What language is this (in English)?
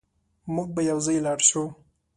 Pashto